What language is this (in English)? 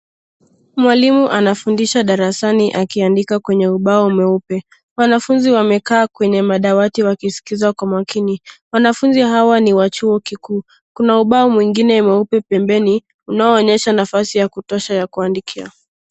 Swahili